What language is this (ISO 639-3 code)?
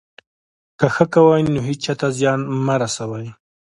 pus